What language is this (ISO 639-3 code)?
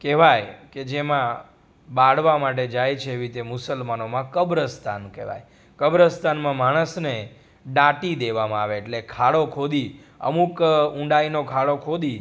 guj